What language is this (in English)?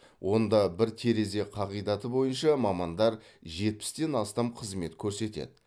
Kazakh